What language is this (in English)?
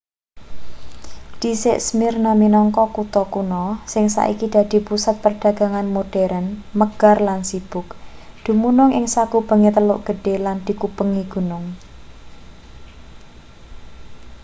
Javanese